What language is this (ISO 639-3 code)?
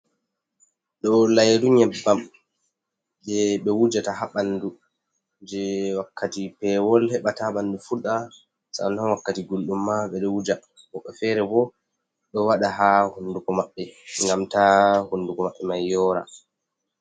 ful